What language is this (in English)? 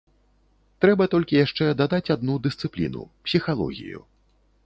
Belarusian